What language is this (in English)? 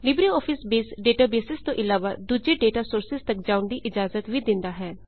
Punjabi